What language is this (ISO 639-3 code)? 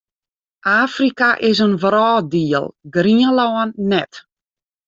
fry